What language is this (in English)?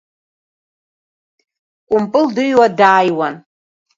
Abkhazian